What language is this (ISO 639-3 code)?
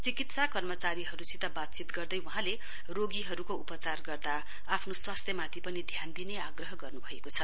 nep